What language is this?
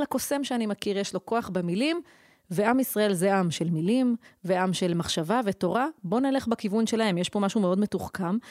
Hebrew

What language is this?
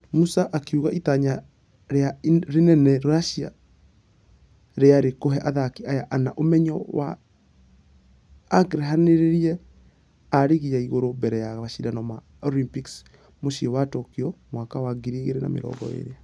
Kikuyu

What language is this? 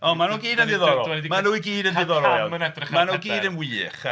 Welsh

